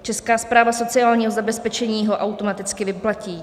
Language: Czech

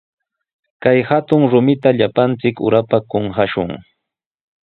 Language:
Sihuas Ancash Quechua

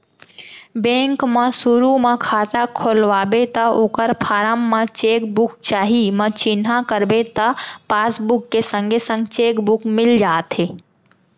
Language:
Chhattisgarhi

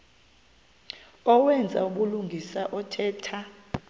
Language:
Xhosa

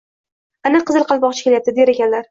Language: Uzbek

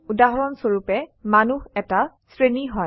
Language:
Assamese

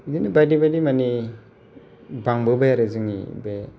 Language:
Bodo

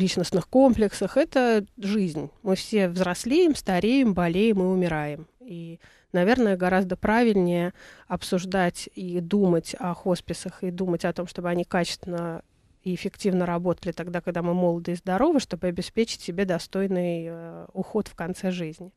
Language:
Russian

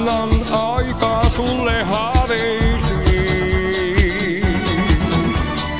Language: Romanian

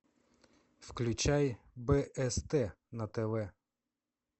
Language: Russian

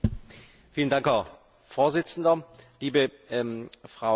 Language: German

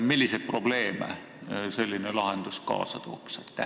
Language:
Estonian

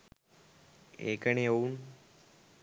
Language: Sinhala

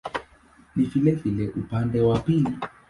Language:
Swahili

